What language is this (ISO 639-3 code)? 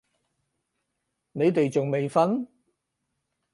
yue